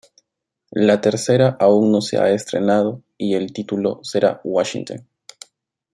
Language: Spanish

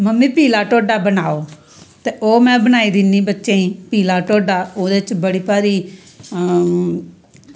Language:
Dogri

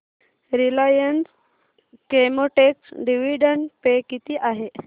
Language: Marathi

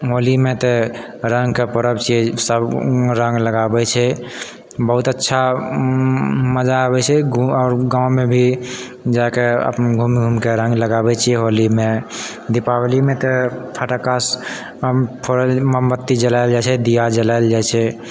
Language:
Maithili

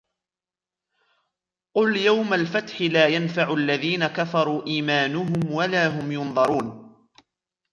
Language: Arabic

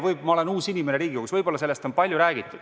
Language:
Estonian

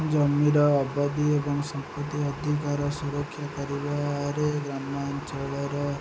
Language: Odia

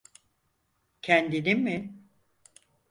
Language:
Turkish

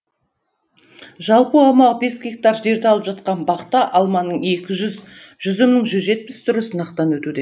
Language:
Kazakh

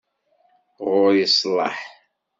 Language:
Kabyle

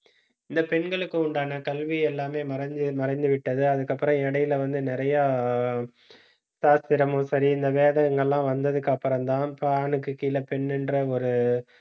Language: Tamil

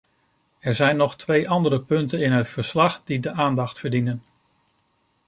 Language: Dutch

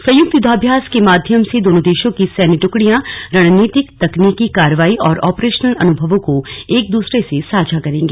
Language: Hindi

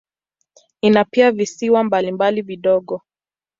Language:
Swahili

